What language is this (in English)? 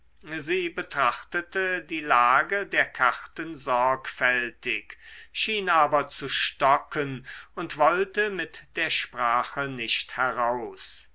German